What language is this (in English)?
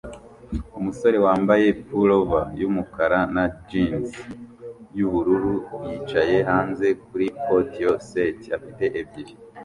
Kinyarwanda